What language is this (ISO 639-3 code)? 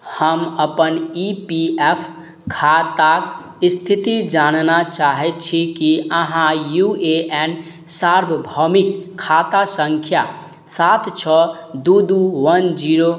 mai